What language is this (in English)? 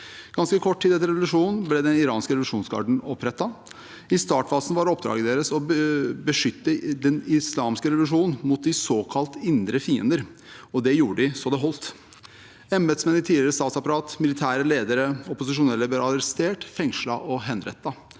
Norwegian